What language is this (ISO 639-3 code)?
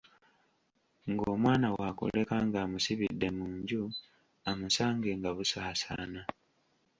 lug